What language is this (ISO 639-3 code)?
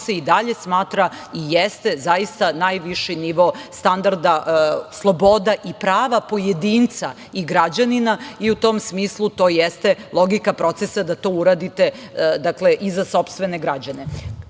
srp